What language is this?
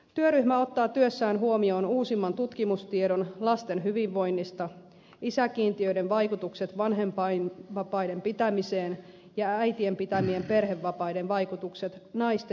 Finnish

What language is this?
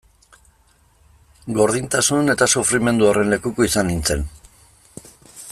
Basque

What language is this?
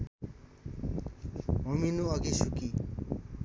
Nepali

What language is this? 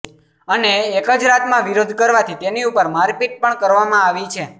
Gujarati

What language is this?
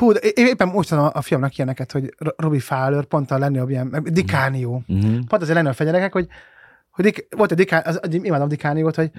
Hungarian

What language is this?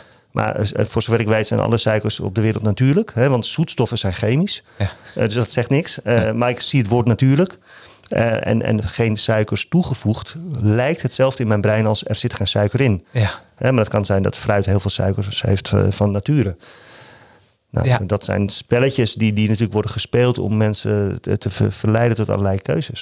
Dutch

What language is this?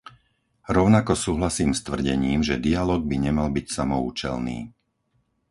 Slovak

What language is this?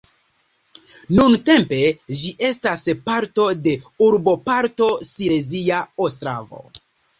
Esperanto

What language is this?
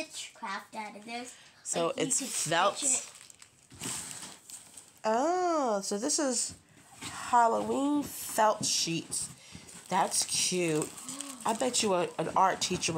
English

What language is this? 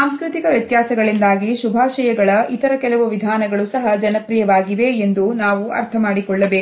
Kannada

